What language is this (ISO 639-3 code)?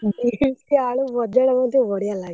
ori